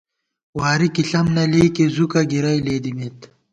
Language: Gawar-Bati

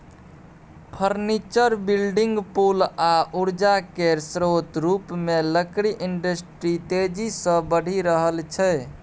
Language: Maithili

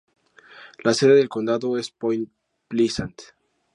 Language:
Spanish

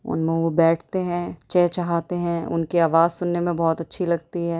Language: Urdu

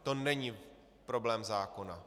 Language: Czech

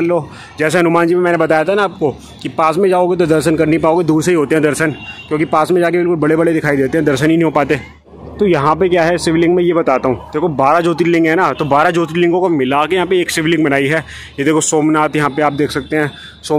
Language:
Hindi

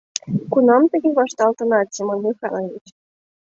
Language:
Mari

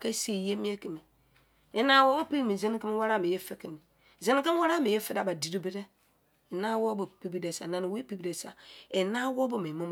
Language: Izon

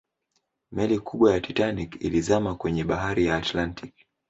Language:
Swahili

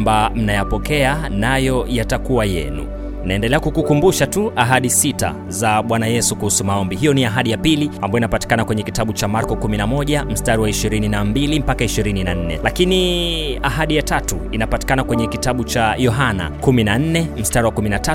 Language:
Swahili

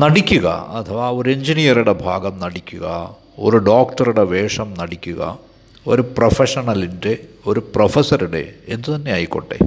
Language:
Malayalam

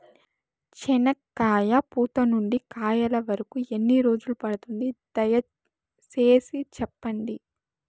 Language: Telugu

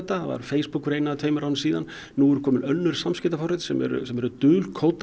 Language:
Icelandic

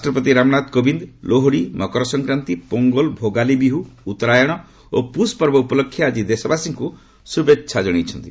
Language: Odia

